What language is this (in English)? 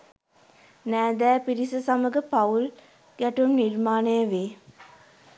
Sinhala